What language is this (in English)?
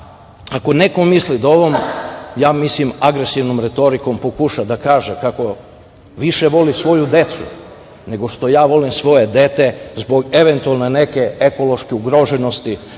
Serbian